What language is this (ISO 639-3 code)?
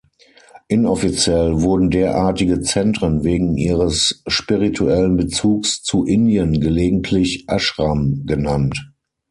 deu